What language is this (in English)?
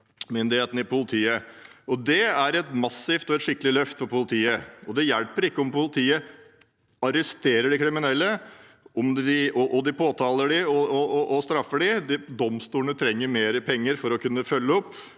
Norwegian